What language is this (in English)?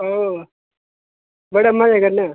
Dogri